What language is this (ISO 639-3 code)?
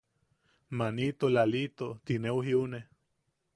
yaq